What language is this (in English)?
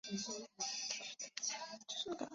Chinese